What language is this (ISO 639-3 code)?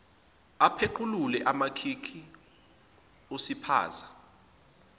zul